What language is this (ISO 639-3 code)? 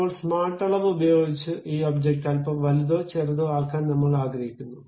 mal